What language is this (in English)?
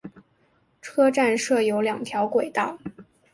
Chinese